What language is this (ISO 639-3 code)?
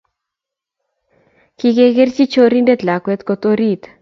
kln